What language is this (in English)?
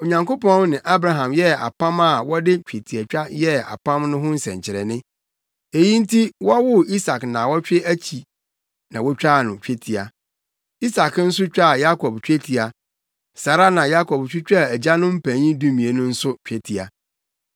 Akan